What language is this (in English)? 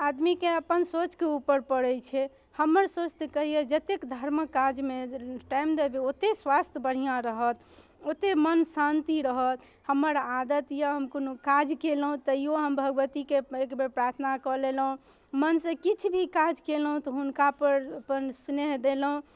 Maithili